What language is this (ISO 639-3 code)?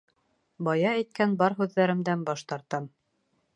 bak